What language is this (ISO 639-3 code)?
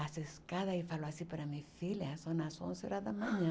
por